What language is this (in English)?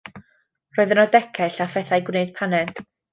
Welsh